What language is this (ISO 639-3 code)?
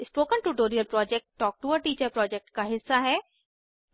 hin